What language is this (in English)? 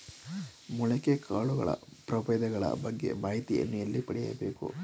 Kannada